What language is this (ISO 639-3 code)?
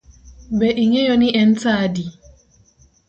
luo